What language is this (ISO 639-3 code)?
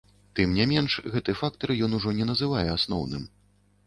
bel